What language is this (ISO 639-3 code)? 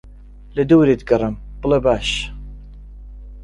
ckb